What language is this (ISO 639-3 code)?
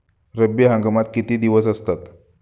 mar